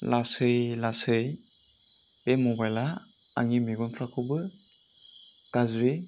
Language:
Bodo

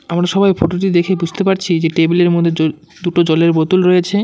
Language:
Bangla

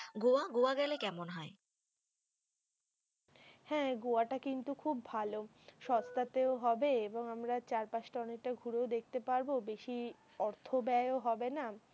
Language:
Bangla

